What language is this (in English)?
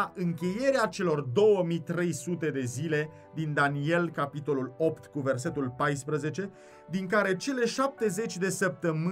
Romanian